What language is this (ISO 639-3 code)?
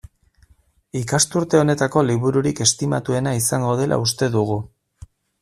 eus